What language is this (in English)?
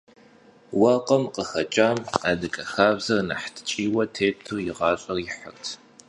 Kabardian